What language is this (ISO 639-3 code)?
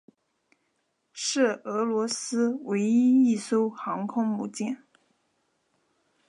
zho